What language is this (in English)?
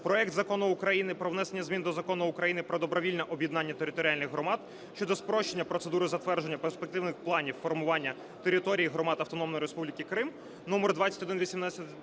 Ukrainian